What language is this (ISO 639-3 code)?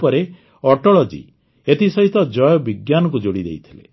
ori